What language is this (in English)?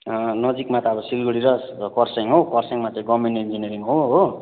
Nepali